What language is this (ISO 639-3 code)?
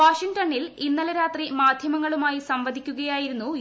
mal